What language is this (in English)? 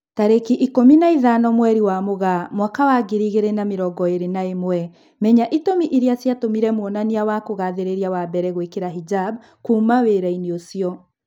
Kikuyu